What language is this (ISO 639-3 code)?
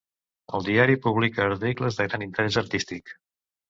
cat